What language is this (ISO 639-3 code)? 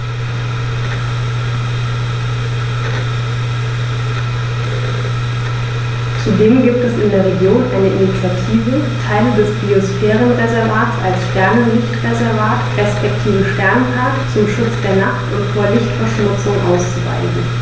deu